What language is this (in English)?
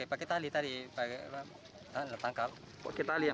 Indonesian